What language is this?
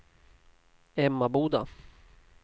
Swedish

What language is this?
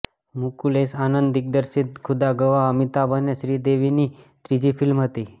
Gujarati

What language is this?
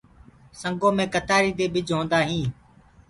Gurgula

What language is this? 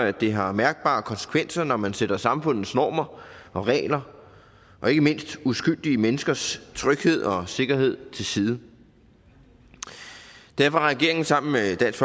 Danish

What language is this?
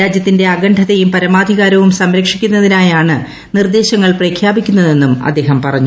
Malayalam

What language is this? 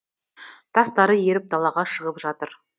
Kazakh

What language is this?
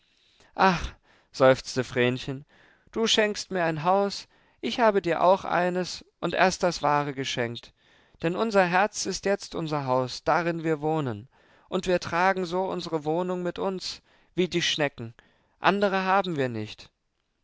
German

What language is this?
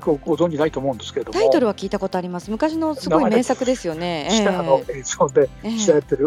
Japanese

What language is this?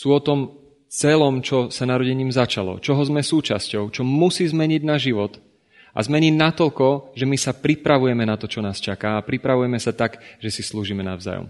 Slovak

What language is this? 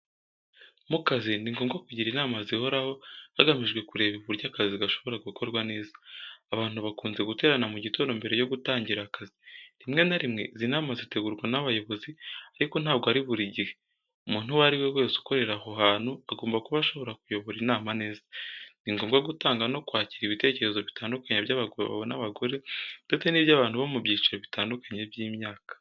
Kinyarwanda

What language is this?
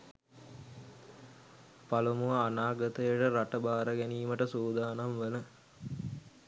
Sinhala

